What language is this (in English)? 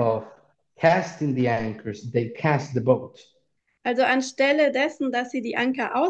German